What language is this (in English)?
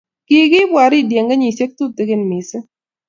Kalenjin